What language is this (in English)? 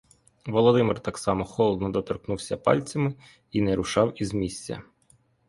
Ukrainian